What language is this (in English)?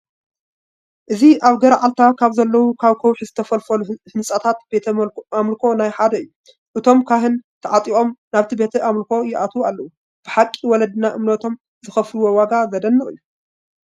Tigrinya